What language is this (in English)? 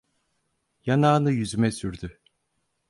Turkish